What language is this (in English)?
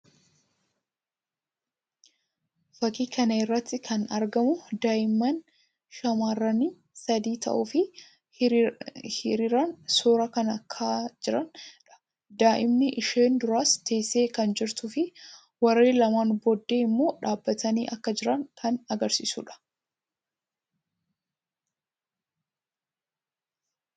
Oromo